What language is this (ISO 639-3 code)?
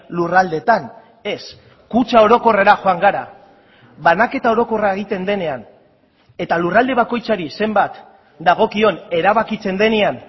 eus